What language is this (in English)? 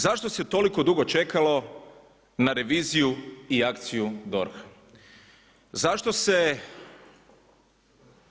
Croatian